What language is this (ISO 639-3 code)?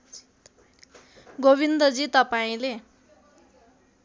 nep